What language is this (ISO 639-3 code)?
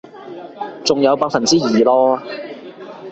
yue